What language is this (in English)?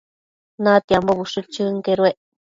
Matsés